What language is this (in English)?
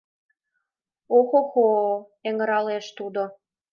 Mari